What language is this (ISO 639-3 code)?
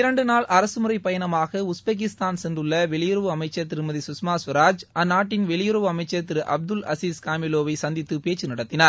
tam